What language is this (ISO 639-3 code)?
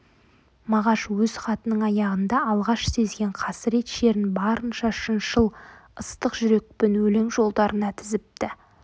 kaz